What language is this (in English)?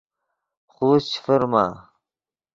Yidgha